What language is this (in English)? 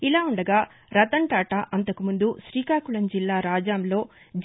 Telugu